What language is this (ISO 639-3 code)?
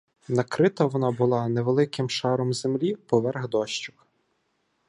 ukr